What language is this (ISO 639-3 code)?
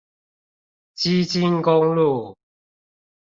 zho